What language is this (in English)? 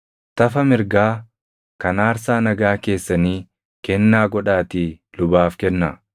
Oromo